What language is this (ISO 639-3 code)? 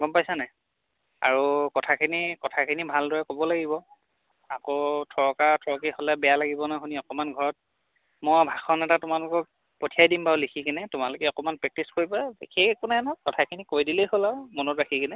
asm